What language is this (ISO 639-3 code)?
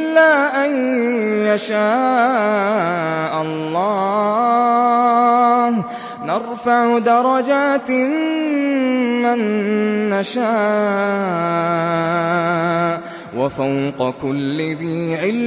ara